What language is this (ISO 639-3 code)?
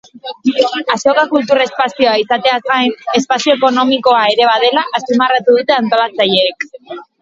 eus